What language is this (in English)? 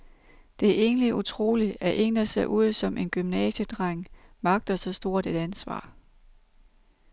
Danish